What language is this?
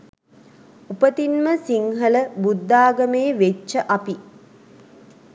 Sinhala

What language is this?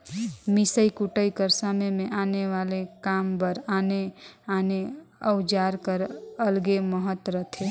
Chhattisgarhi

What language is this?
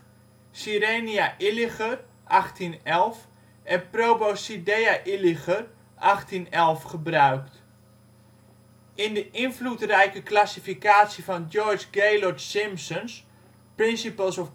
Dutch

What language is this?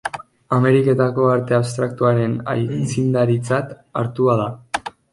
Basque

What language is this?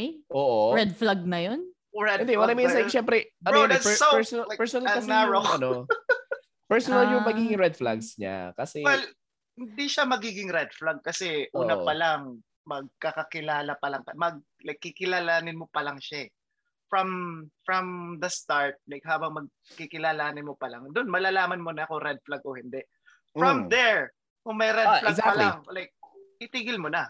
Filipino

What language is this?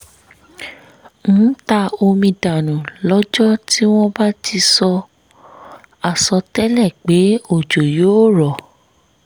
Yoruba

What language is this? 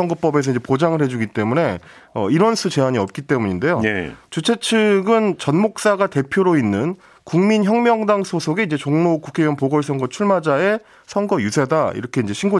Korean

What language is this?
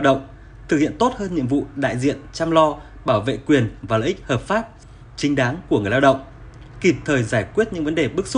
Vietnamese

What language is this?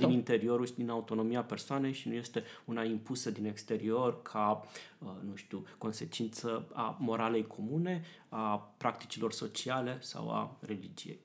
Romanian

